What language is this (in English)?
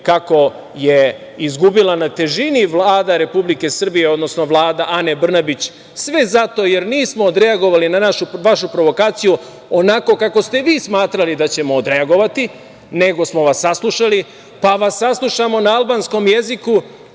Serbian